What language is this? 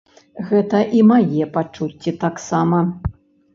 Belarusian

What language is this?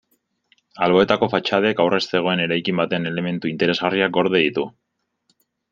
Basque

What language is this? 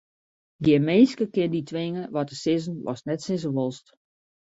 Western Frisian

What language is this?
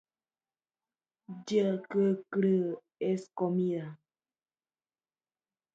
Spanish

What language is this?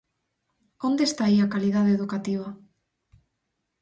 Galician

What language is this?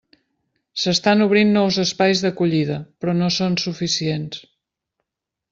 Catalan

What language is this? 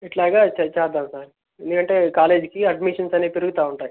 Telugu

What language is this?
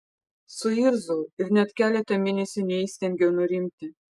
Lithuanian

